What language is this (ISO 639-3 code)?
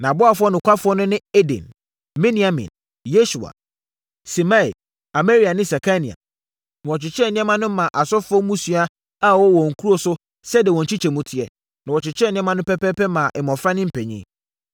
aka